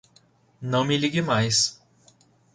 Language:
Portuguese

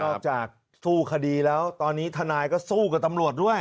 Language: Thai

